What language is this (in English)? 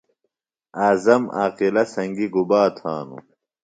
Phalura